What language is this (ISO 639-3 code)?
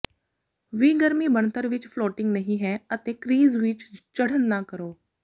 pan